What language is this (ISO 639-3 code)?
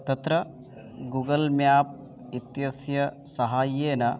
san